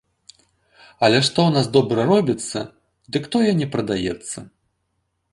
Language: Belarusian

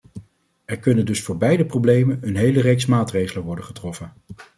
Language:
Dutch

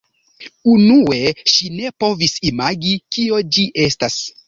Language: Esperanto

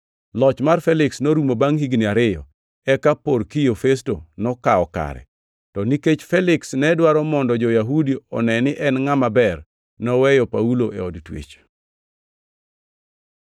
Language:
Luo (Kenya and Tanzania)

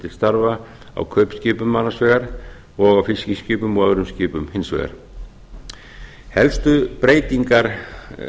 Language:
Icelandic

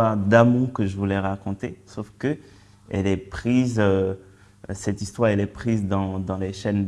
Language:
French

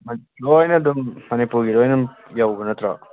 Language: Manipuri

